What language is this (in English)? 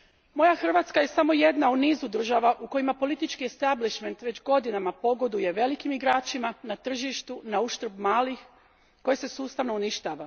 Croatian